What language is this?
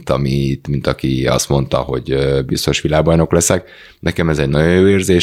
Hungarian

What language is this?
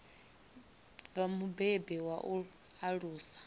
Venda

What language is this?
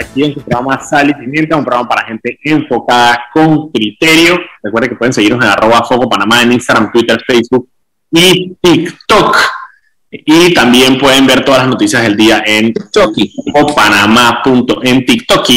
Spanish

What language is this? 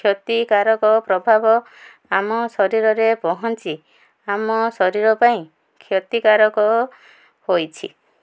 Odia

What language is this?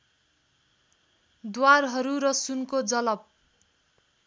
Nepali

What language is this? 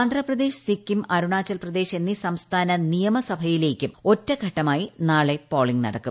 Malayalam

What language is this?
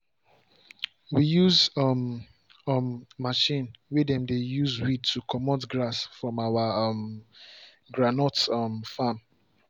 Nigerian Pidgin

